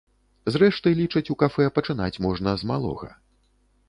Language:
Belarusian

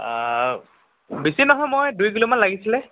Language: Assamese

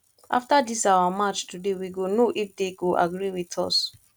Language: Nigerian Pidgin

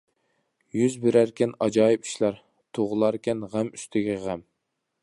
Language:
Uyghur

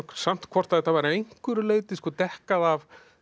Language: Icelandic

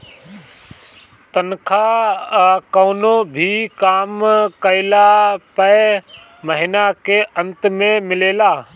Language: Bhojpuri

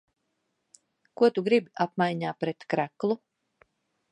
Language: Latvian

